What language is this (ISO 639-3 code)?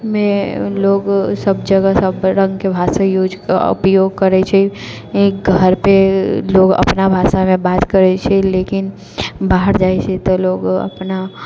mai